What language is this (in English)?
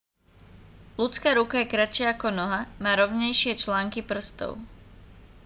Slovak